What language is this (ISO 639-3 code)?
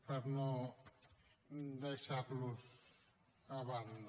cat